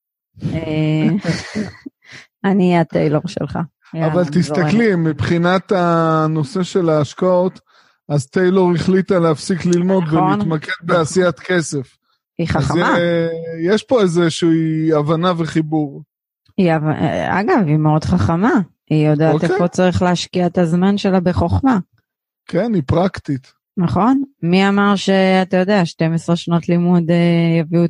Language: Hebrew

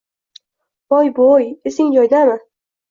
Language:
Uzbek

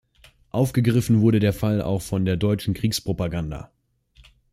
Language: German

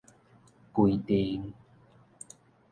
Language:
Min Nan Chinese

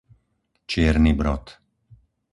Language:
Slovak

